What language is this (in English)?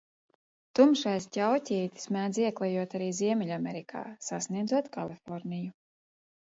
Latvian